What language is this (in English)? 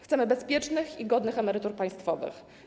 Polish